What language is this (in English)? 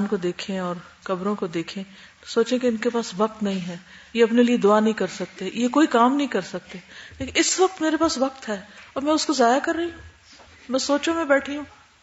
Urdu